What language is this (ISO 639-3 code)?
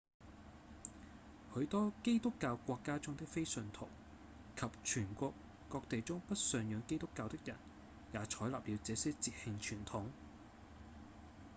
yue